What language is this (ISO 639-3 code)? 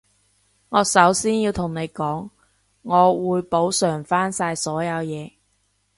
yue